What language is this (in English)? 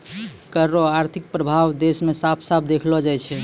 Maithili